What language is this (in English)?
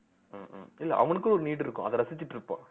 Tamil